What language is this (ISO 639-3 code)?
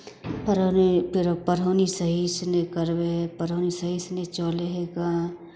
mai